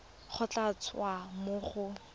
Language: Tswana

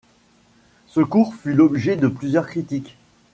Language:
French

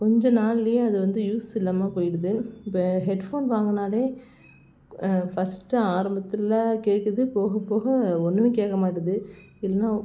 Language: Tamil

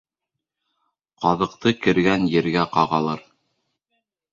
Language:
Bashkir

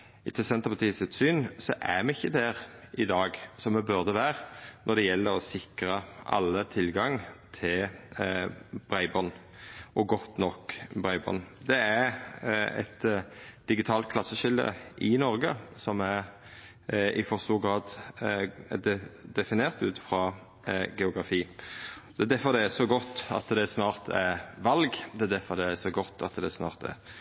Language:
Norwegian Nynorsk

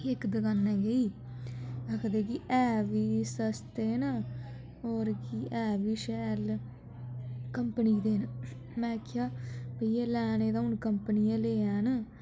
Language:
Dogri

